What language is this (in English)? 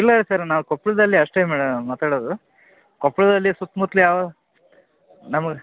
Kannada